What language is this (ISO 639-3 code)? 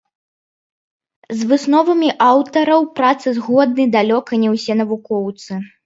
bel